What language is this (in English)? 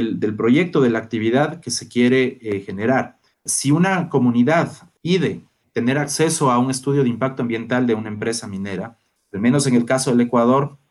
Spanish